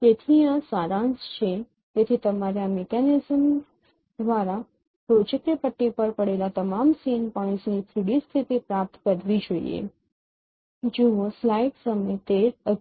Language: Gujarati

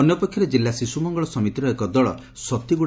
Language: Odia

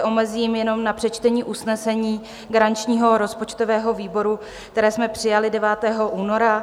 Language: Czech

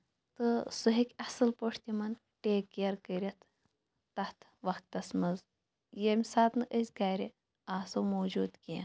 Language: Kashmiri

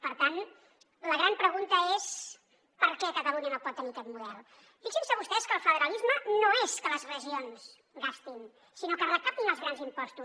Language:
Catalan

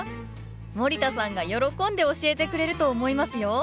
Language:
Japanese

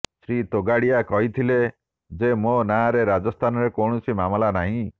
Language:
Odia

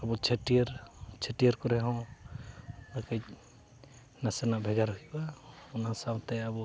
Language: Santali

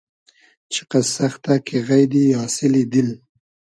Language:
Hazaragi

